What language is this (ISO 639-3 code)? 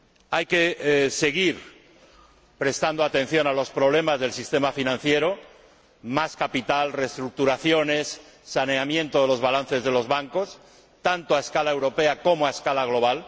spa